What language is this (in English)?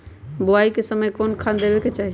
Magahi